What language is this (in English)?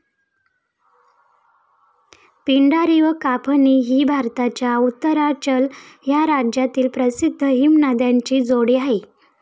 Marathi